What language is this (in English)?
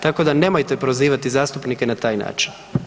Croatian